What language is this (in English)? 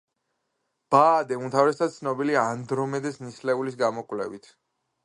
Georgian